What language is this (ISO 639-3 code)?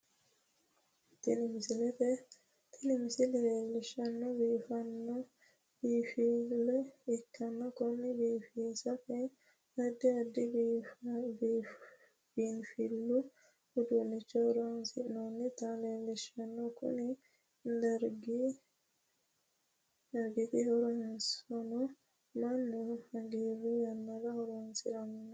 sid